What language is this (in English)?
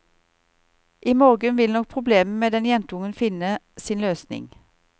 Norwegian